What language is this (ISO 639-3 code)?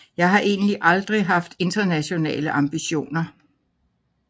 dan